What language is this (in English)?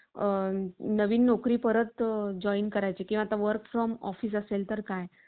Marathi